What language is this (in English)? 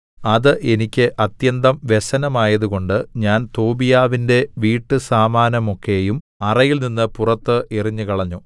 Malayalam